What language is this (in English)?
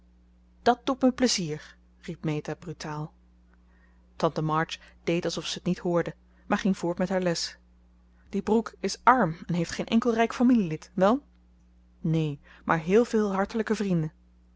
Dutch